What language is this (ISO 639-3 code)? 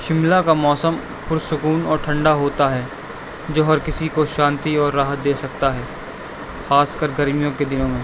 urd